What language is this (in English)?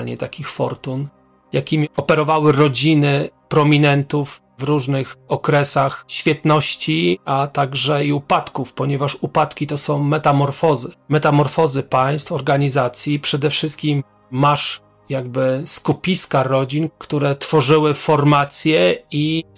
Polish